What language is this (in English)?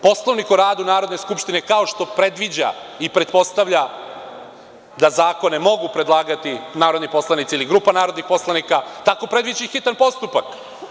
Serbian